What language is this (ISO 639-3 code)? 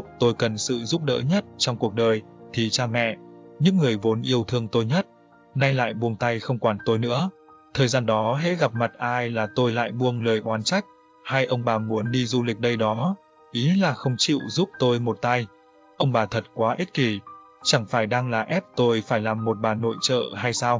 vie